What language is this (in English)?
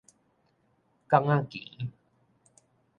Min Nan Chinese